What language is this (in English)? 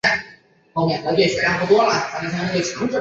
Chinese